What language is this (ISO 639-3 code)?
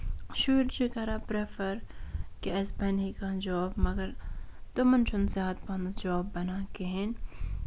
kas